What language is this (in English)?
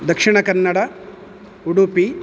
Sanskrit